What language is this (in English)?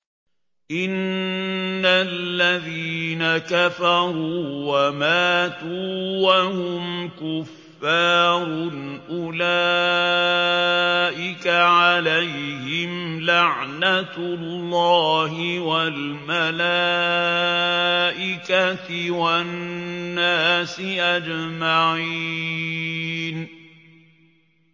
Arabic